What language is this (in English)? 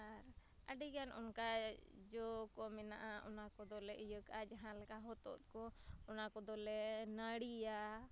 Santali